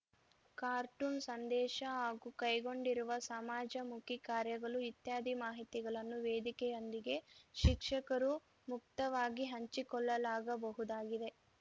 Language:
Kannada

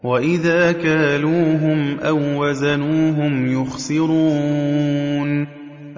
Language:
Arabic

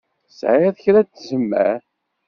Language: Kabyle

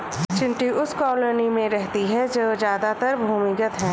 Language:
Hindi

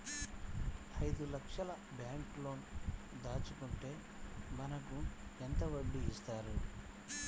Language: Telugu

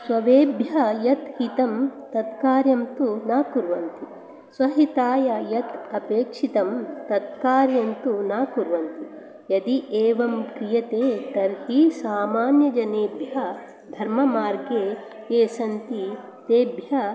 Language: Sanskrit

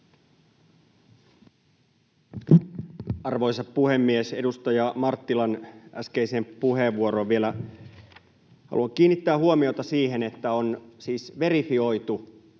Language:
Finnish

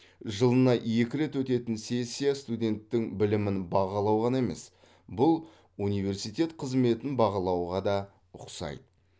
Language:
Kazakh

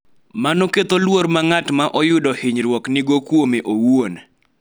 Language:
Luo (Kenya and Tanzania)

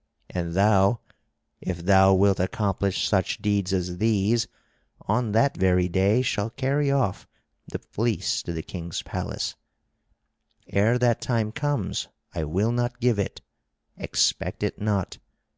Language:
English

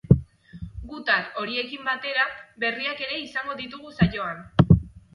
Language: Basque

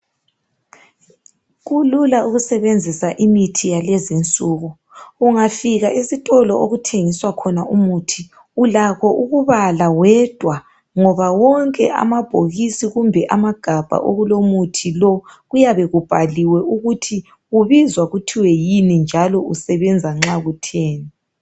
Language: North Ndebele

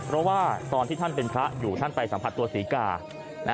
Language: Thai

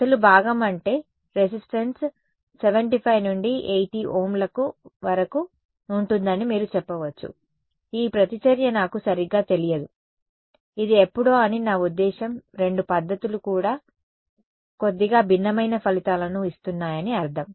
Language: Telugu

